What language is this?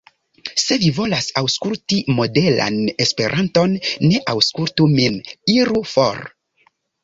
Esperanto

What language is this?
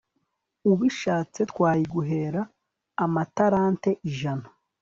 Kinyarwanda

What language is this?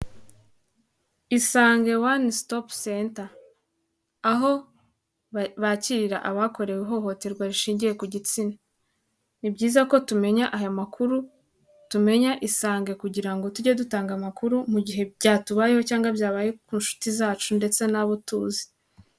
Kinyarwanda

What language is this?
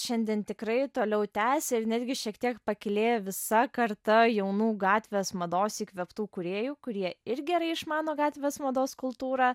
Lithuanian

